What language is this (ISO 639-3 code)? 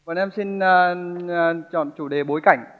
vie